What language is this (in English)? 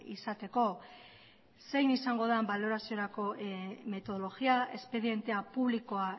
Basque